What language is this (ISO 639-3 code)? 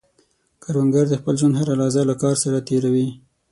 pus